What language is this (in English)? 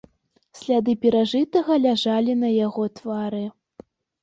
Belarusian